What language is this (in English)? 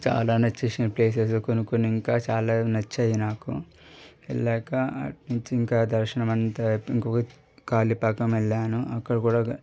Telugu